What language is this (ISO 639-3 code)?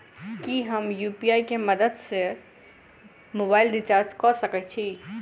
mai